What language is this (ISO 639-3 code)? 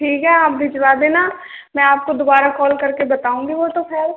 hin